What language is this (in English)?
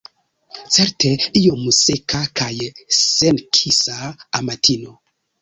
Esperanto